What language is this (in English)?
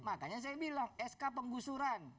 Indonesian